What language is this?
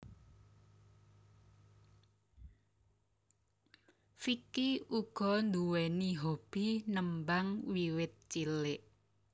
Javanese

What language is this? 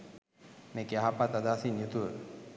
Sinhala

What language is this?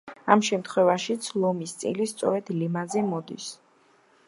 Georgian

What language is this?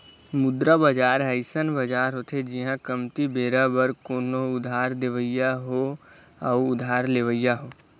Chhattisgarhi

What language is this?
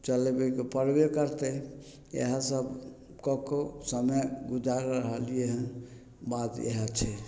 Maithili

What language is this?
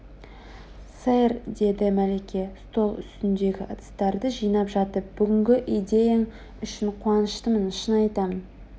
Kazakh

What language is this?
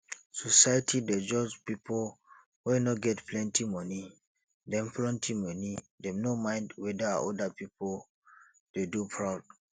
Nigerian Pidgin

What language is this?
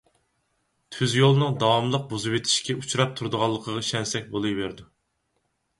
Uyghur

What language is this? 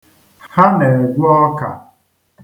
Igbo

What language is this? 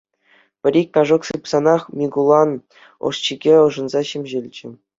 Chuvash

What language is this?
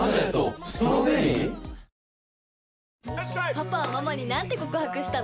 Japanese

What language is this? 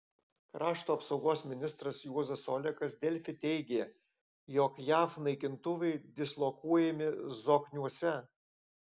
Lithuanian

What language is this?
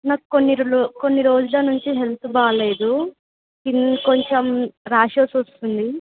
Telugu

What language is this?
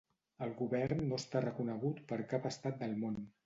Catalan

